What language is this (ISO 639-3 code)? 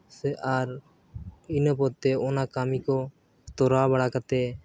sat